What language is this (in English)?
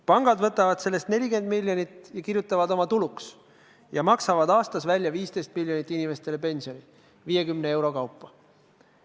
Estonian